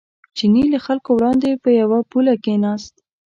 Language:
Pashto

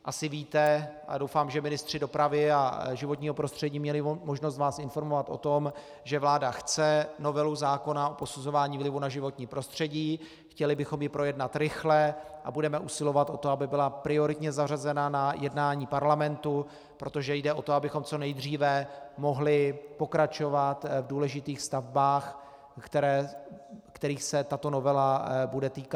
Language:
Czech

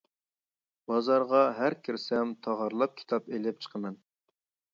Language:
Uyghur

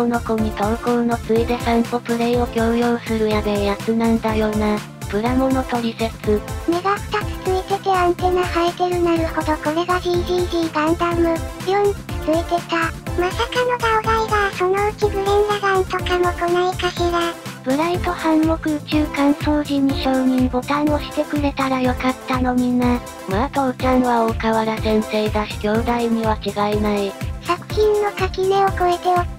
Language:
Japanese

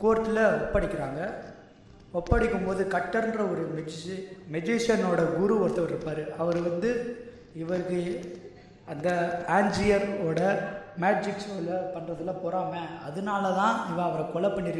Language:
Tamil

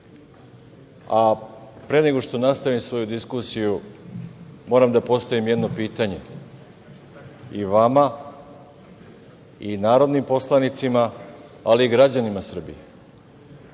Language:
Serbian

